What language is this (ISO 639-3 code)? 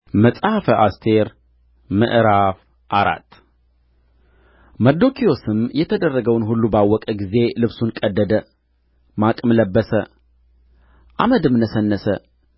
amh